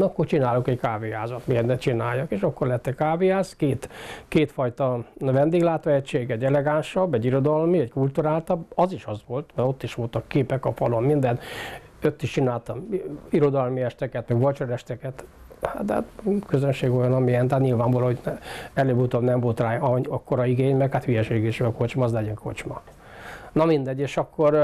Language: Hungarian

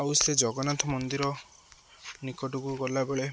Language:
Odia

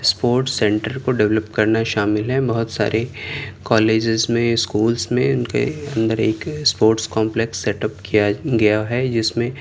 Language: Urdu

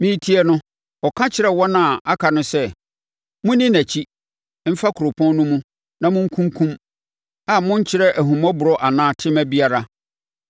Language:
Akan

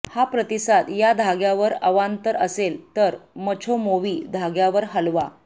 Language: Marathi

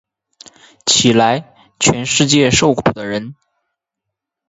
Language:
Chinese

